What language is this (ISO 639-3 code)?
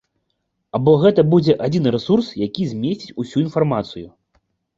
bel